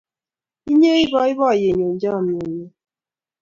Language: Kalenjin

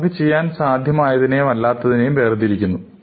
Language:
Malayalam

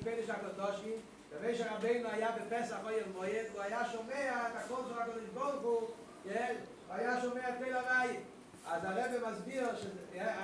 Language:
Hebrew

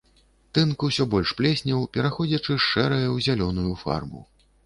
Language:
Belarusian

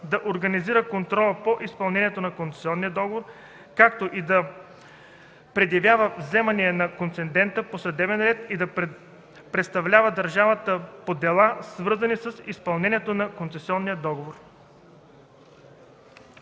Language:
Bulgarian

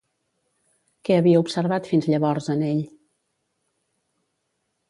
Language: Catalan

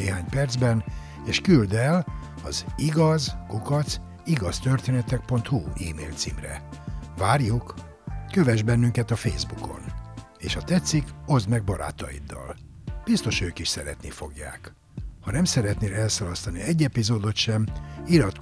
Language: Hungarian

